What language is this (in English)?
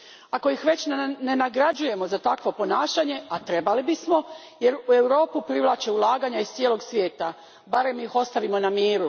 Croatian